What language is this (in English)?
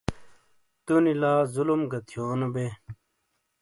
Shina